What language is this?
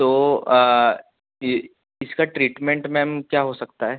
Hindi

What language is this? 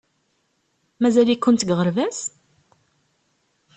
Kabyle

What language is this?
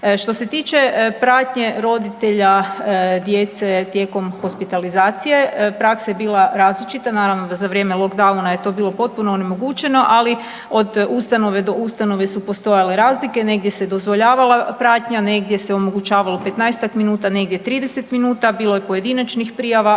Croatian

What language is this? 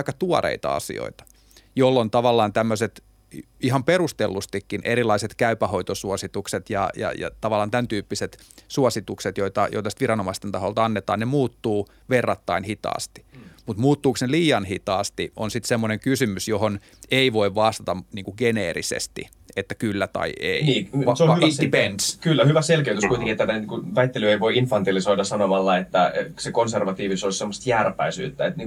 Finnish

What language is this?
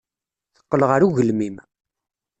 Kabyle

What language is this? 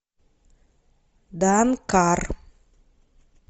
Russian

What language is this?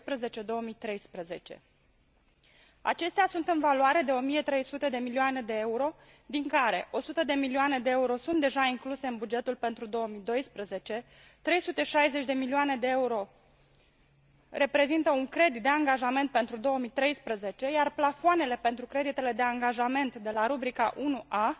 Romanian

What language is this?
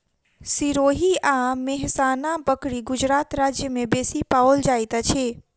Maithili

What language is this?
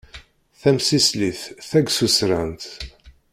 Kabyle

